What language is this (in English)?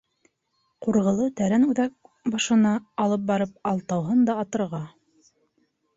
Bashkir